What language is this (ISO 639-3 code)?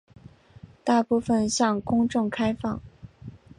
zho